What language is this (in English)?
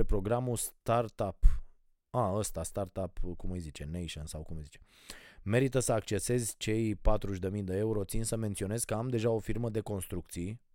Romanian